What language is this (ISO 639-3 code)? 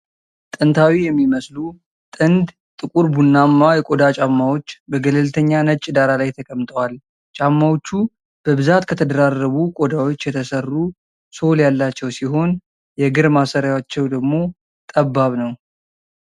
amh